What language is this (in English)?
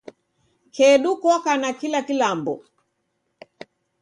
Taita